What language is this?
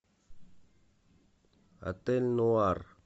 Russian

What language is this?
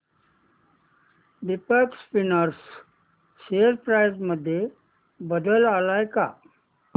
Marathi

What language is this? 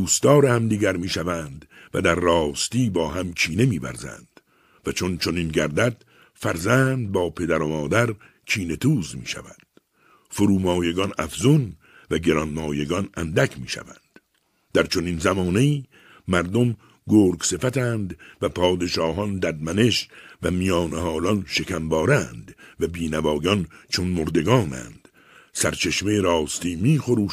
Persian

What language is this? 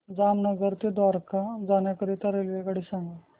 Marathi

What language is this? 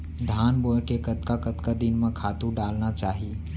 Chhattisgarhi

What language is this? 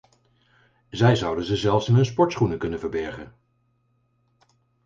Dutch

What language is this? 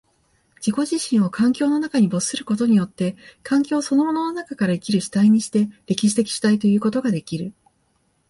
Japanese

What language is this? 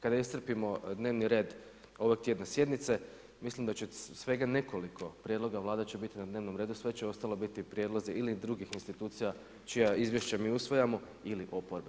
Croatian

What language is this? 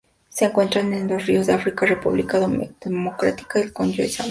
Spanish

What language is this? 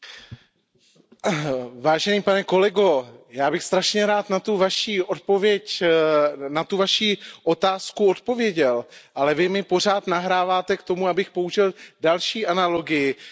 Czech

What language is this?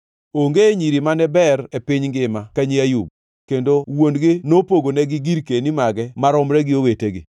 Luo (Kenya and Tanzania)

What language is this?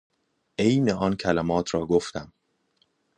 Persian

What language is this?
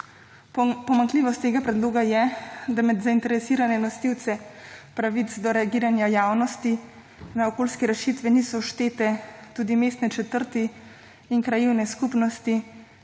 Slovenian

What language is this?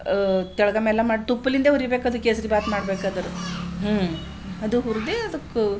Kannada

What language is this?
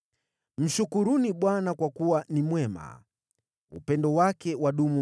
Swahili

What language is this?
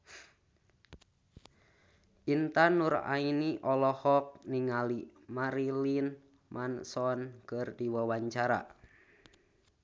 Sundanese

